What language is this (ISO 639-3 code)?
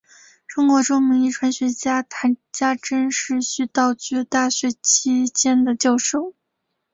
zho